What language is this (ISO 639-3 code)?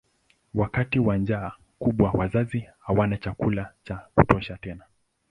swa